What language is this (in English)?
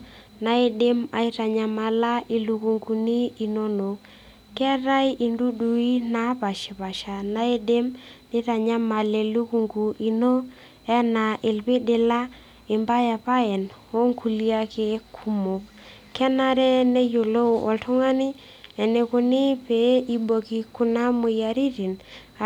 Masai